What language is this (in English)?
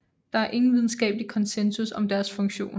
Danish